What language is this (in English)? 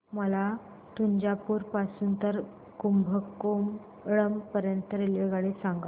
Marathi